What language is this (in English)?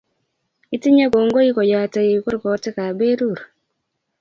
Kalenjin